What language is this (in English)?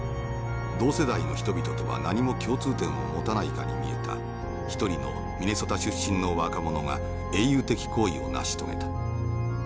Japanese